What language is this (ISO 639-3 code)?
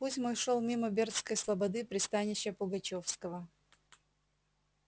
rus